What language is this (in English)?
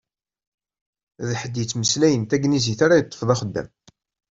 Kabyle